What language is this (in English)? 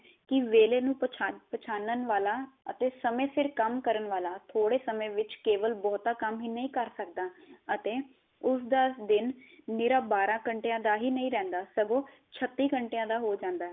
Punjabi